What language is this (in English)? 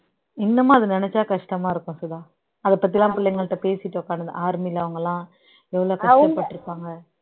Tamil